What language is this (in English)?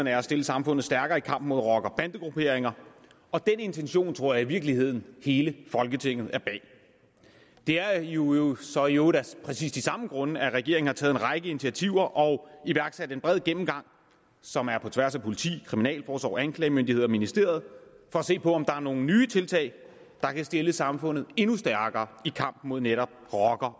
Danish